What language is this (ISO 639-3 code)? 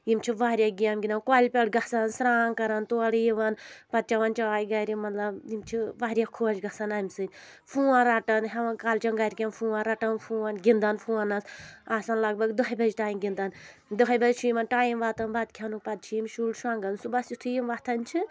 kas